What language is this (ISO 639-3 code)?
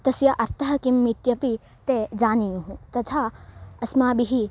san